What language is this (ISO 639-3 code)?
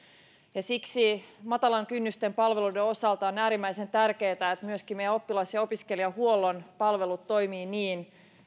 fin